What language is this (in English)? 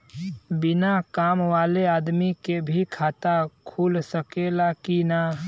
Bhojpuri